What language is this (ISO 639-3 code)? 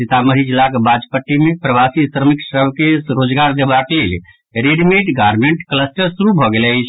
mai